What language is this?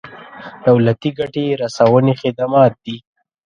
Pashto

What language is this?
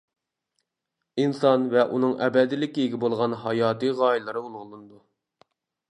Uyghur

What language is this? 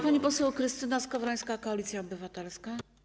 Polish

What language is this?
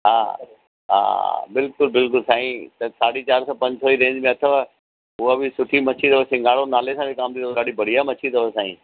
Sindhi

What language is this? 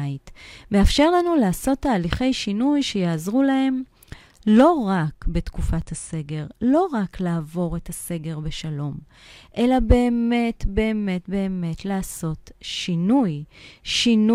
Hebrew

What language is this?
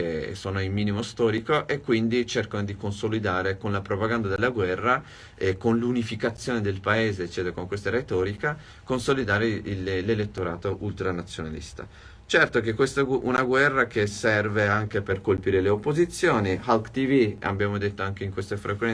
Italian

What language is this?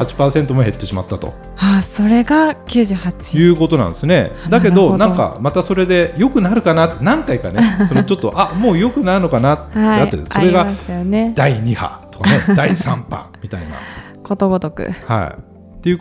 Japanese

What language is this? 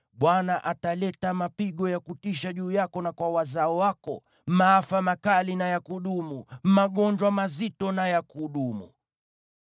Swahili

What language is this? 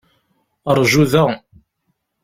Kabyle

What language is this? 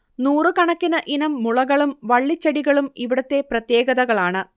Malayalam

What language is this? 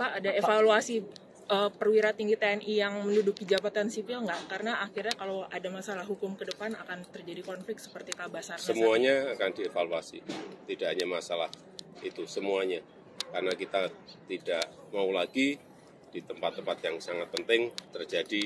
Indonesian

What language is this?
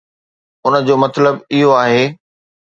Sindhi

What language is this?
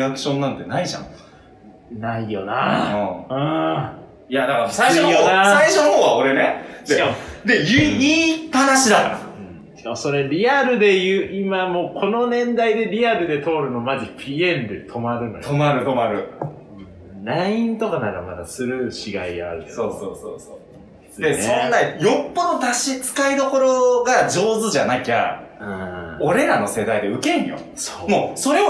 Japanese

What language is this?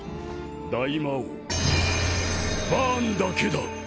Japanese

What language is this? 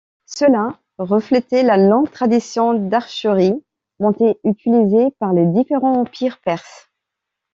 French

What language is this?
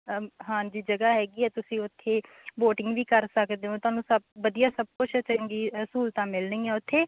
Punjabi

